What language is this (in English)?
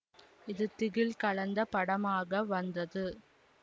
Tamil